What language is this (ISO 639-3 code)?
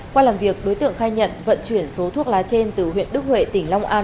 vie